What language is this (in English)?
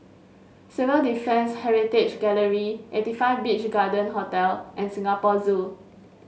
English